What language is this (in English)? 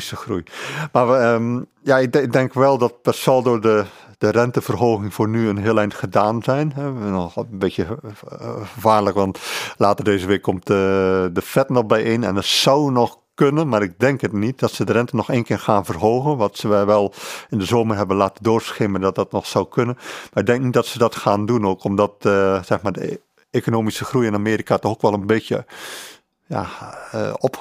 Dutch